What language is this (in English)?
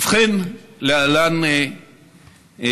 Hebrew